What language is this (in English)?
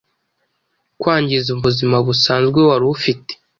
Kinyarwanda